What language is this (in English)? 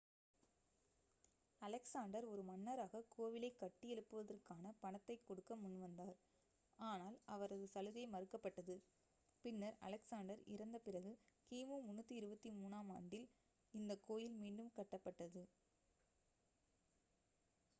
Tamil